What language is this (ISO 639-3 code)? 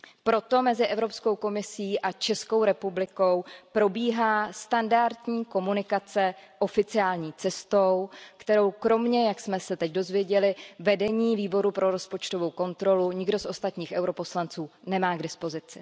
ces